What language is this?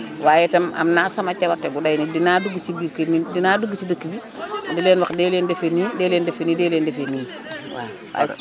Wolof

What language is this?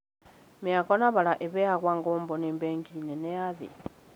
Kikuyu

